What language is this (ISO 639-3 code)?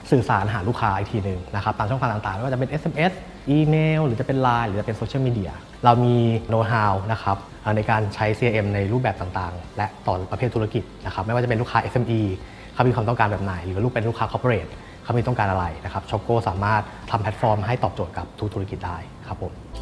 tha